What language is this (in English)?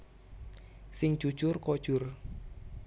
Javanese